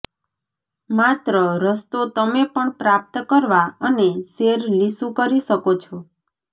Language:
Gujarati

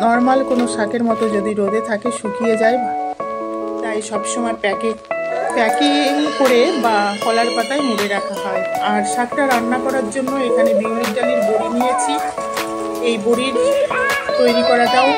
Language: Bangla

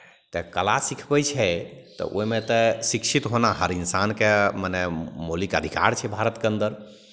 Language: Maithili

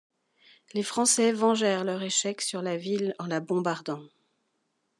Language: French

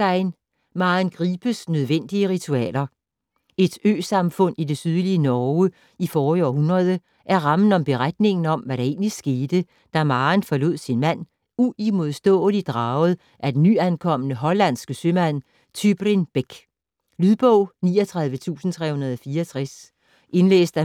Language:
Danish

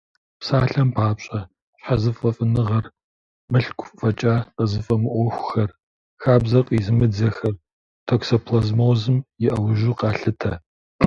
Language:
Kabardian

